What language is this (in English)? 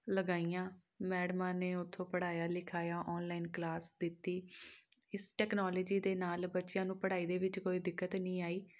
Punjabi